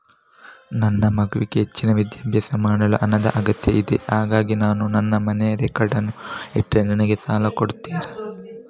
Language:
Kannada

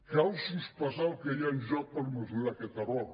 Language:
Catalan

